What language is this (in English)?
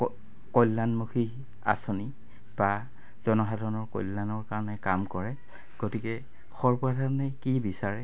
Assamese